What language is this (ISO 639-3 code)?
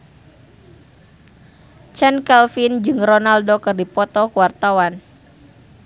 sun